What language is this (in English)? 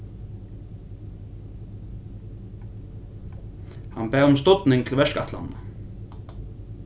Faroese